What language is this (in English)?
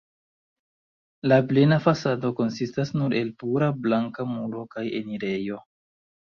Esperanto